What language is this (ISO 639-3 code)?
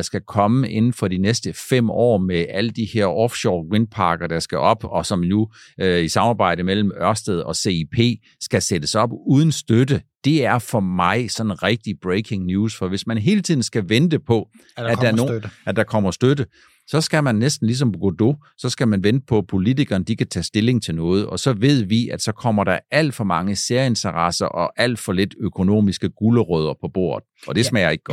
dan